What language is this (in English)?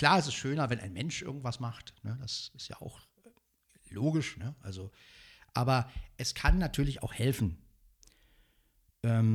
German